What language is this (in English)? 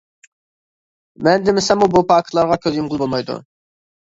Uyghur